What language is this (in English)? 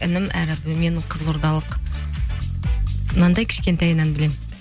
Kazakh